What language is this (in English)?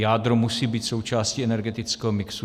Czech